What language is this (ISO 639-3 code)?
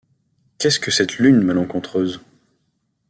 fra